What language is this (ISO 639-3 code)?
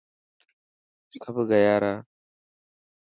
mki